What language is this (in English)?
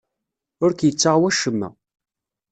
Kabyle